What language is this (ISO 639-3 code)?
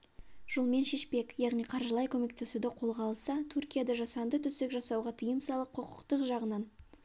kaz